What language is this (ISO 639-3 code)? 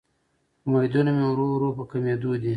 pus